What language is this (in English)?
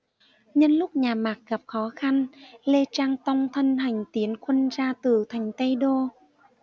Vietnamese